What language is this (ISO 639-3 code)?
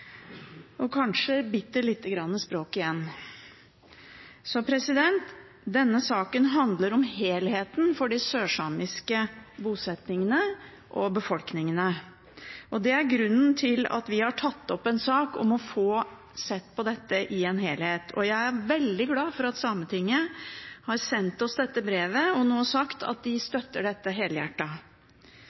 nob